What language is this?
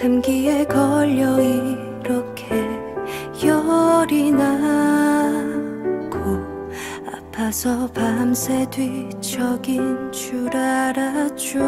Korean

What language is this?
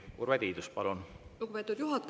Estonian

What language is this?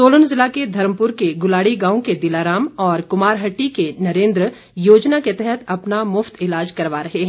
Hindi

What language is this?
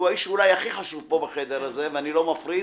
Hebrew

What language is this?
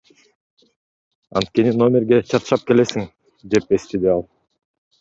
Kyrgyz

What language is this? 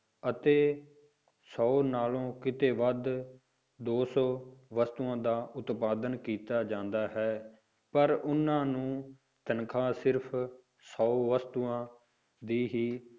Punjabi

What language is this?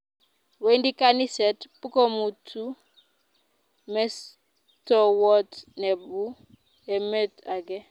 Kalenjin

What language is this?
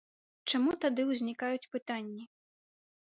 Belarusian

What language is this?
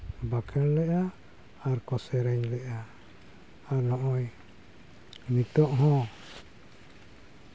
Santali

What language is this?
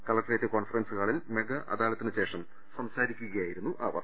Malayalam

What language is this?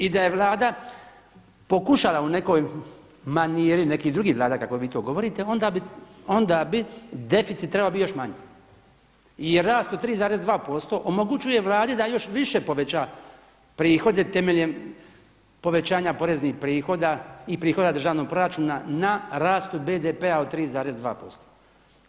Croatian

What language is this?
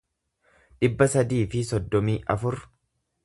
Oromo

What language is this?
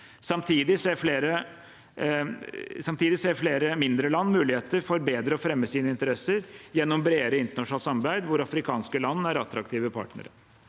Norwegian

